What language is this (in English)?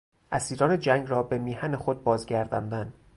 Persian